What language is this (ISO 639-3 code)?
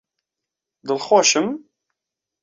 ckb